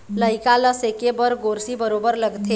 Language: Chhattisgarhi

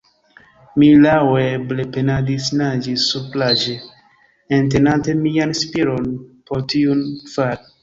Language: Esperanto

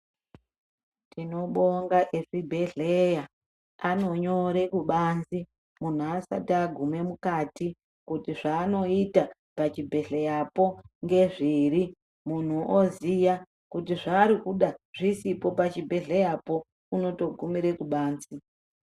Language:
Ndau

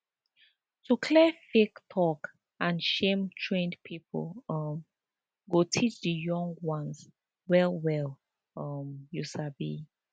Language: Nigerian Pidgin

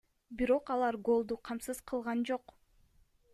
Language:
Kyrgyz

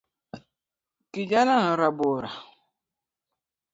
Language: Luo (Kenya and Tanzania)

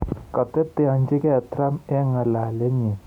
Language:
Kalenjin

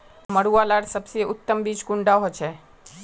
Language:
Magahi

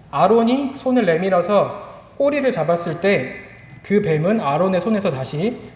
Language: Korean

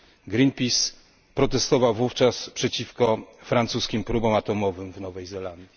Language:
Polish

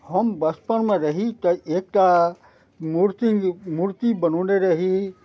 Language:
Maithili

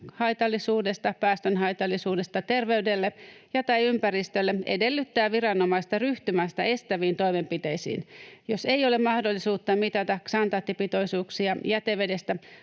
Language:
Finnish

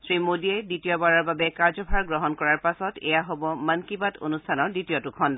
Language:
Assamese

